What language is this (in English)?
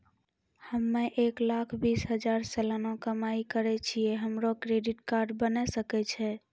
Maithili